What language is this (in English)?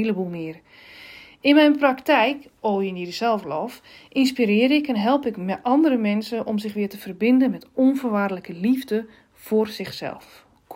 Dutch